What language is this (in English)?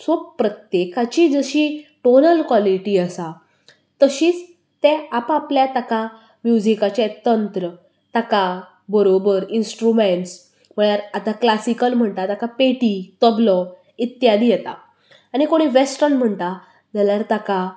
Konkani